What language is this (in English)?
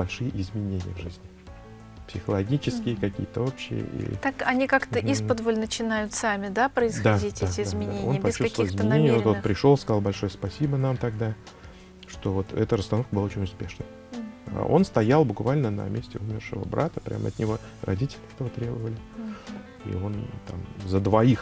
Russian